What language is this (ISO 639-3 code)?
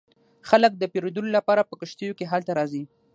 pus